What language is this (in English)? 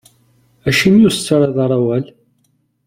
Kabyle